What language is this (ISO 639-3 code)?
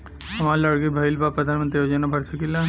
bho